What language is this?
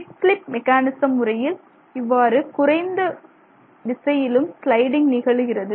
Tamil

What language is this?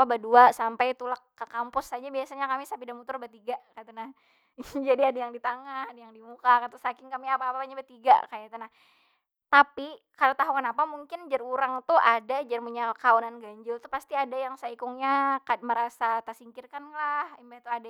Banjar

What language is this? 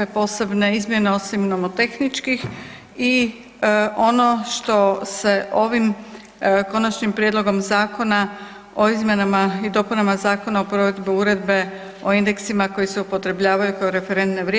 Croatian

